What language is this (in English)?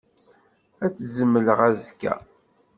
Kabyle